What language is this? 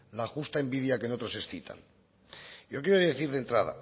Spanish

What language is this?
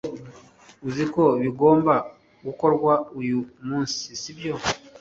Kinyarwanda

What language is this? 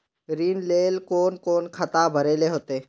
Magahi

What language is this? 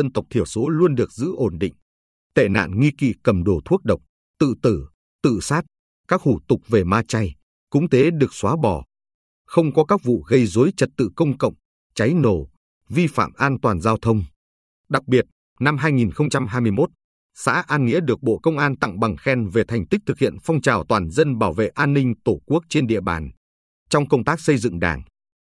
Vietnamese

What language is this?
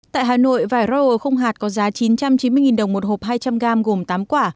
Vietnamese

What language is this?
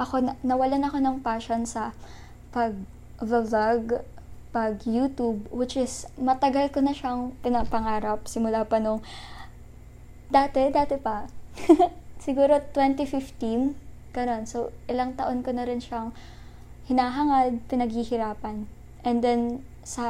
Filipino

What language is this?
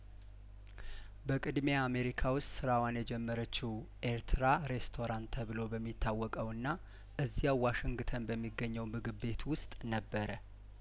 Amharic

